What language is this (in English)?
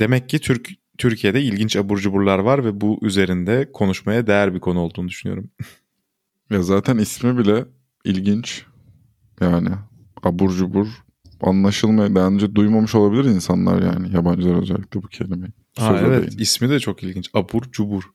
Turkish